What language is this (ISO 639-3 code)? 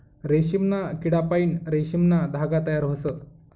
mar